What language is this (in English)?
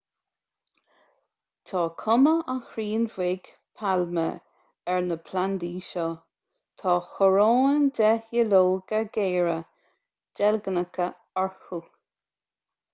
Irish